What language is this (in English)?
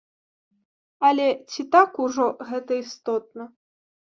Belarusian